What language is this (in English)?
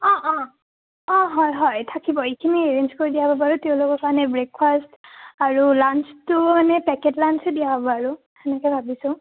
Assamese